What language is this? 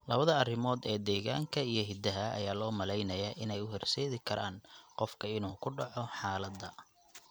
Somali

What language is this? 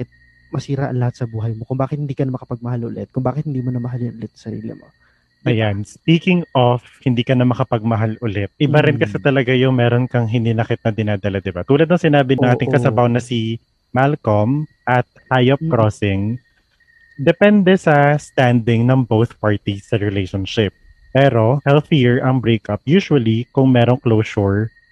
Filipino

